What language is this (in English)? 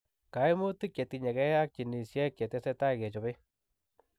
Kalenjin